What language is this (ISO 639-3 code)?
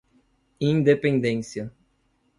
por